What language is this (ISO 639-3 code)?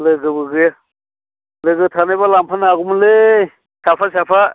brx